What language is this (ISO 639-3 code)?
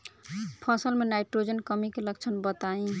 bho